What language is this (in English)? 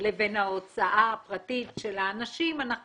Hebrew